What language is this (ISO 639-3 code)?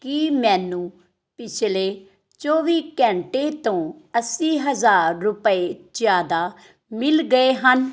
pan